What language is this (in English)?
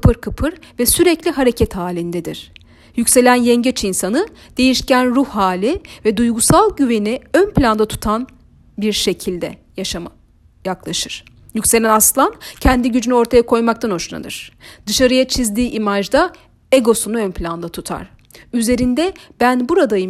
Turkish